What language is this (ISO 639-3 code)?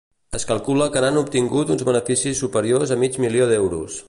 cat